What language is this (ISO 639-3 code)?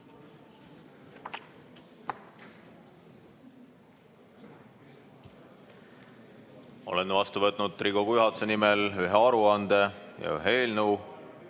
est